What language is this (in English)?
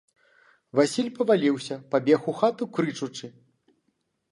Belarusian